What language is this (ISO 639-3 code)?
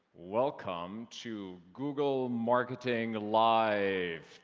eng